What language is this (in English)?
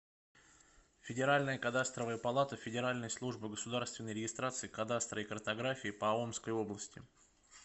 Russian